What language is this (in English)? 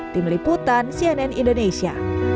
Indonesian